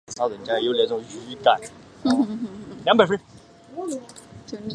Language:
Chinese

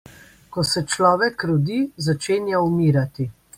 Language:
Slovenian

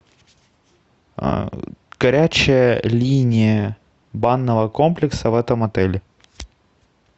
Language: Russian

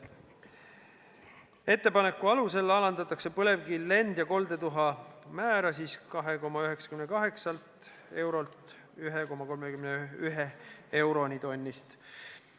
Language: Estonian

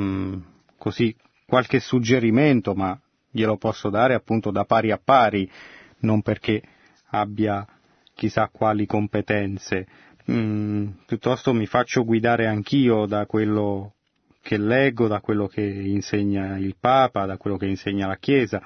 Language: Italian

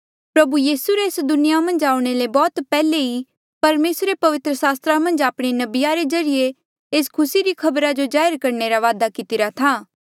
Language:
Mandeali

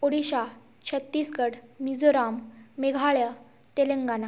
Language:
Odia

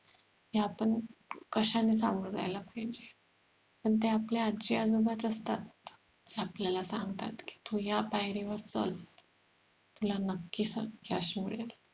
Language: Marathi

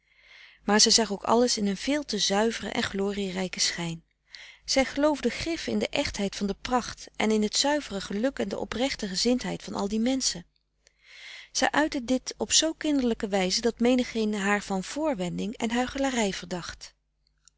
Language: Dutch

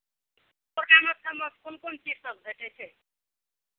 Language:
Maithili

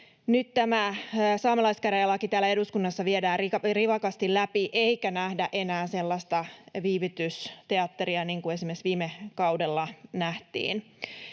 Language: Finnish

